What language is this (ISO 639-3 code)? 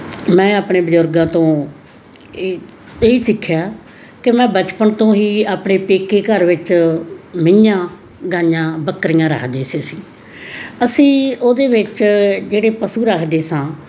pan